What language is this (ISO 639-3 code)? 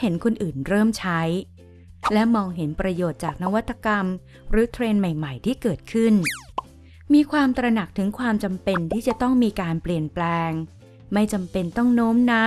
tha